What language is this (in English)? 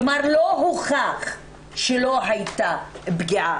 Hebrew